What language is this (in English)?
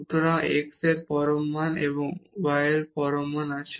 Bangla